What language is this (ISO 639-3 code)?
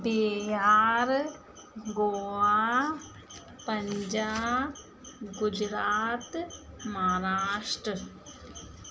snd